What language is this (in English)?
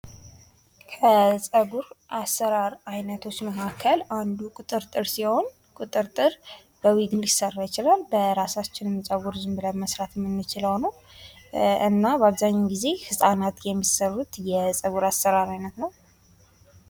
Amharic